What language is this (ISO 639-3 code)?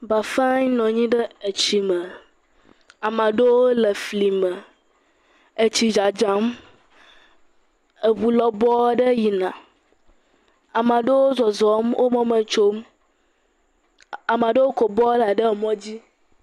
ewe